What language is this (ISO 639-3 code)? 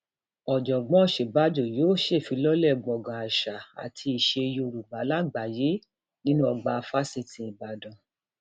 yor